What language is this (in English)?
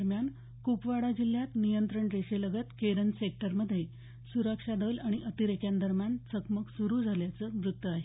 Marathi